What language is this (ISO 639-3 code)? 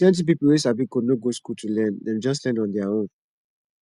pcm